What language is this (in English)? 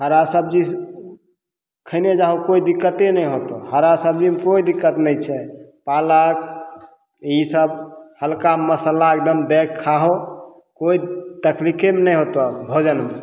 Maithili